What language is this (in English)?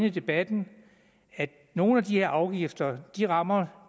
Danish